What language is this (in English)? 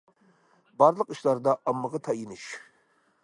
Uyghur